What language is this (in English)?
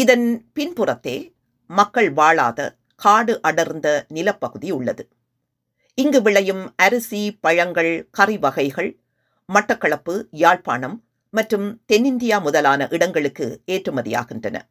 Tamil